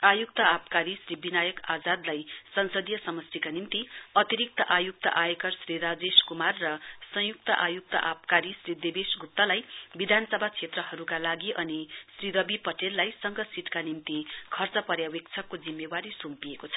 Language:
Nepali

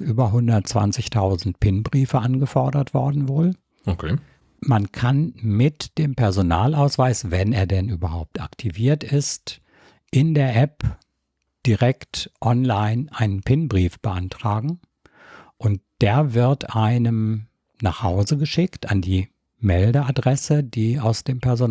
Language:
German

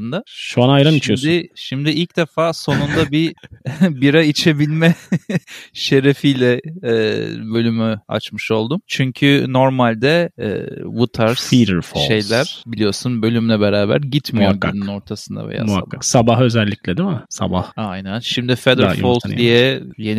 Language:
Turkish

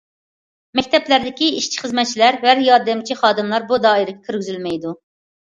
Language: Uyghur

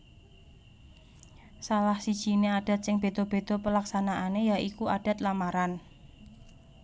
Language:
Javanese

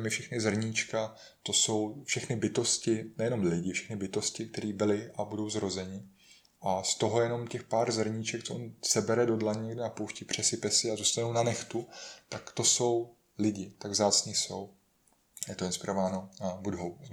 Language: Czech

